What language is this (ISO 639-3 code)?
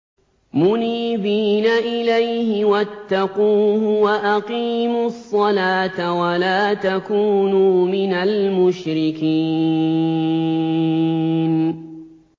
ara